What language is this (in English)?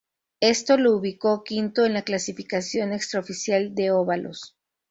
Spanish